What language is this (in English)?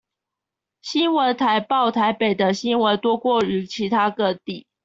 Chinese